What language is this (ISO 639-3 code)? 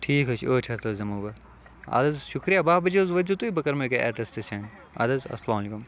kas